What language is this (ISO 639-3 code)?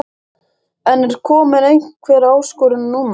isl